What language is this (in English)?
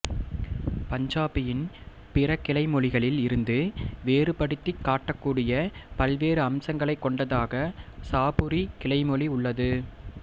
Tamil